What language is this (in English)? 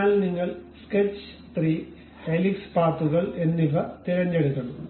Malayalam